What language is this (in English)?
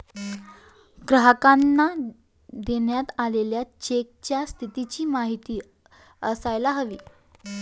Marathi